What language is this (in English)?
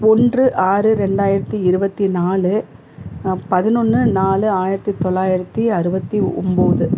Tamil